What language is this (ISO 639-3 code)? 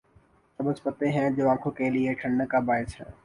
urd